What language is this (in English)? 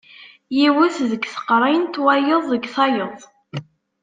Kabyle